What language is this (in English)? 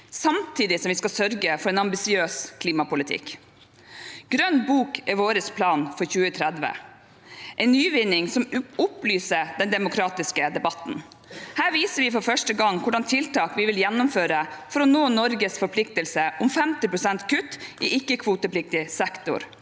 Norwegian